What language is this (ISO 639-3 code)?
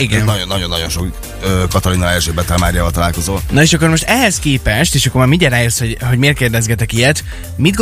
hun